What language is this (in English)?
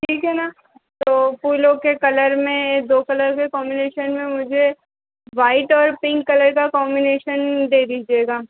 Hindi